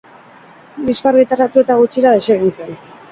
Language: Basque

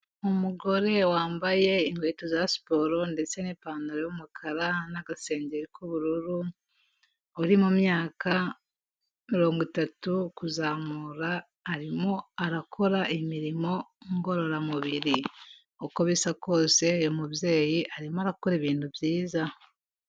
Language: Kinyarwanda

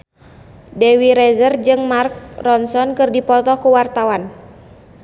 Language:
Sundanese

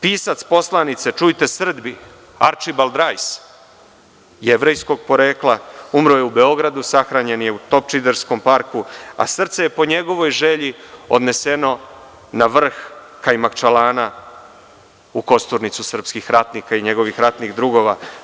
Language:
Serbian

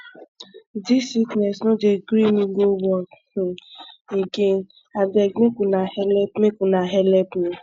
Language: Nigerian Pidgin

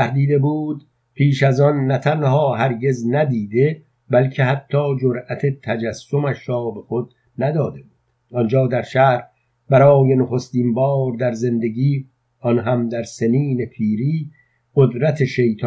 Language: Persian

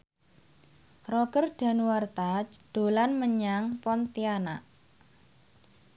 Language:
Javanese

